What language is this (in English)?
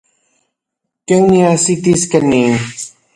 Central Puebla Nahuatl